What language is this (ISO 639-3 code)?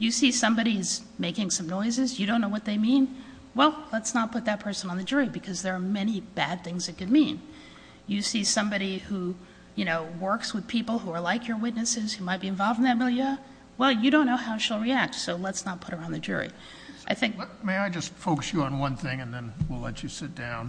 eng